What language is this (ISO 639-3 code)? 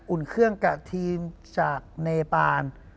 tha